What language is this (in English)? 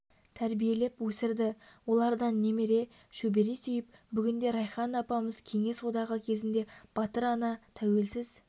Kazakh